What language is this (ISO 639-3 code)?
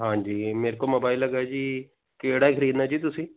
pan